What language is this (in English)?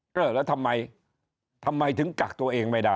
Thai